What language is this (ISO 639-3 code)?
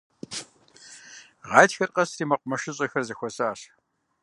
kbd